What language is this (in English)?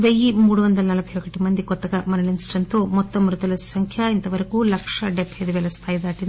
Telugu